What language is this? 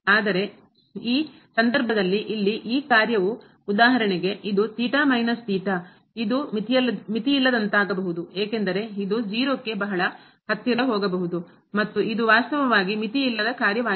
Kannada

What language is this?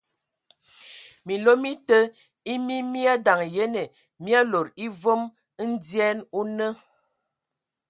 Ewondo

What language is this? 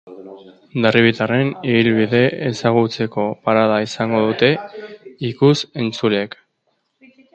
Basque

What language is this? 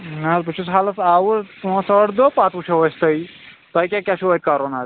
Kashmiri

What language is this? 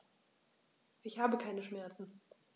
German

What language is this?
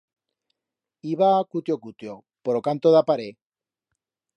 Aragonese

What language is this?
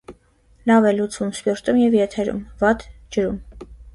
Armenian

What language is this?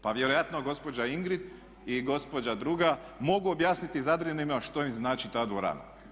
Croatian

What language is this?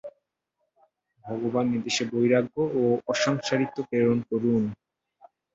Bangla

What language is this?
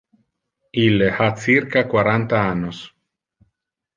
Interlingua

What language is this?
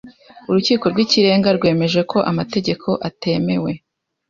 Kinyarwanda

